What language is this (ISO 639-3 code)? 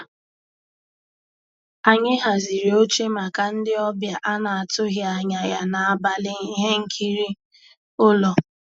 ibo